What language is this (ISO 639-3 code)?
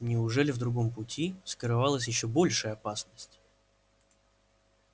rus